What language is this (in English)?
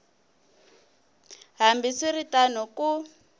Tsonga